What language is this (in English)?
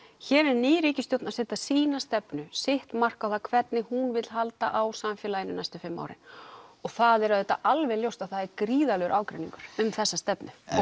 Icelandic